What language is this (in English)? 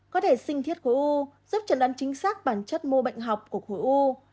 Vietnamese